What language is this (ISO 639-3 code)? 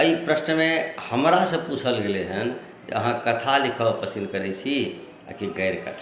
mai